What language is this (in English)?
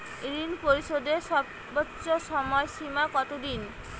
Bangla